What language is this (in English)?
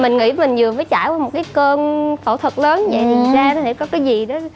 Vietnamese